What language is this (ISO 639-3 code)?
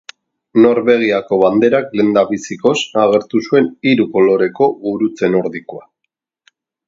eus